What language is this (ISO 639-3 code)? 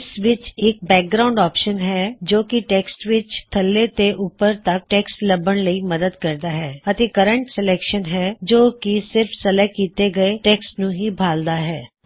pan